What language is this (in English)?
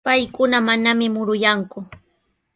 Sihuas Ancash Quechua